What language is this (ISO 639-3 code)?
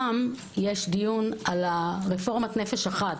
heb